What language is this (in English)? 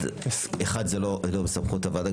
Hebrew